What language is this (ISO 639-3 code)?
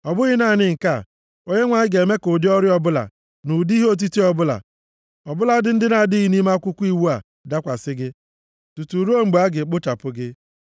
ibo